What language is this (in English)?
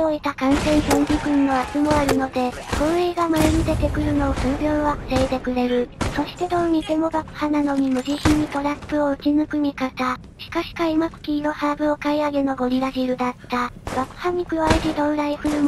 Japanese